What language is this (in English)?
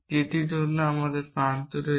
Bangla